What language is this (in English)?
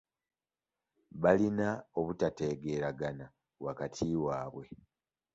Ganda